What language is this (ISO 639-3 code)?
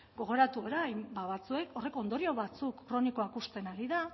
eus